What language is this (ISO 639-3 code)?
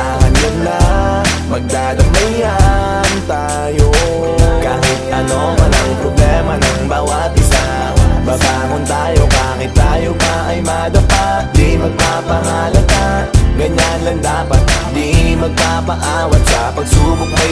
fil